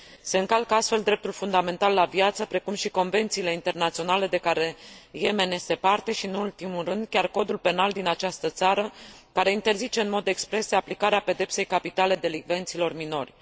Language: Romanian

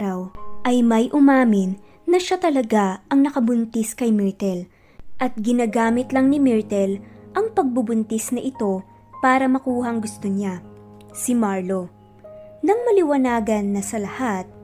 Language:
Filipino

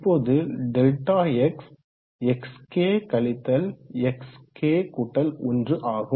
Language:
Tamil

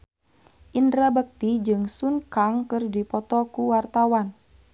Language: Sundanese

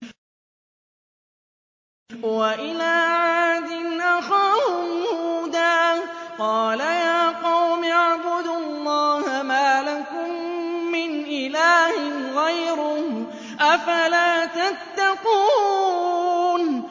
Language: Arabic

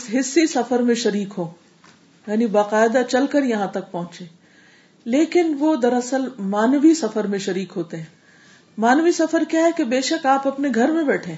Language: Urdu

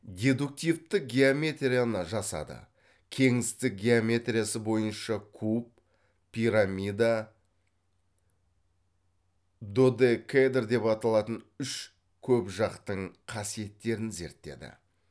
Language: Kazakh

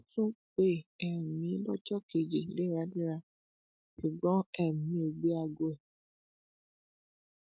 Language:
Yoruba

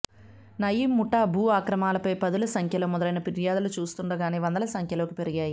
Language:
Telugu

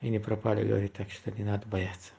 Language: Russian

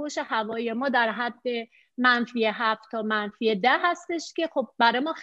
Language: Persian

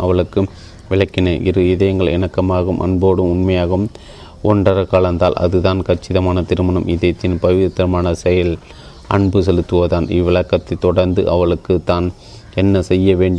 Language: Tamil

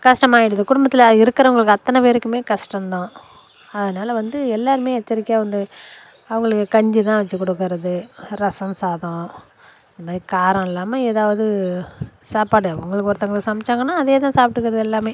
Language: Tamil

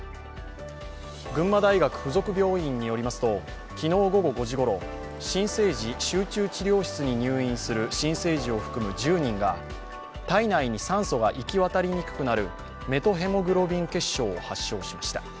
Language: Japanese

